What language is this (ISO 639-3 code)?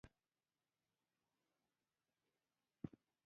pus